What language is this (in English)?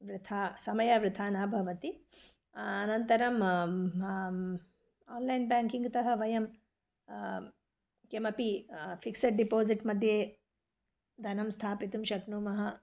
Sanskrit